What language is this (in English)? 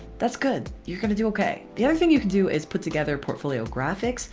English